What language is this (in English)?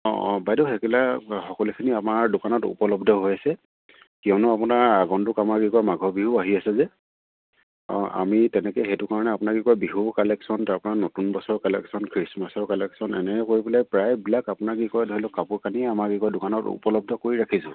Assamese